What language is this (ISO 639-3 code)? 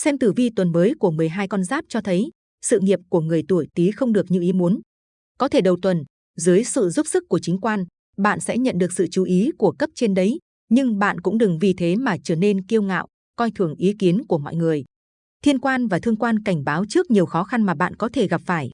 vie